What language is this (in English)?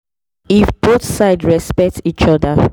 Nigerian Pidgin